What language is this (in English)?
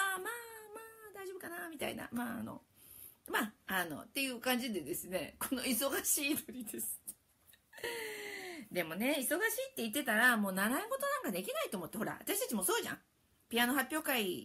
Japanese